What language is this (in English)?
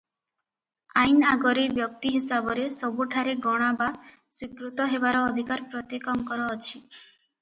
Odia